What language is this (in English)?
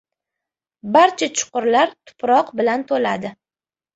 Uzbek